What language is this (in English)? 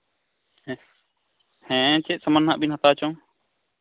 Santali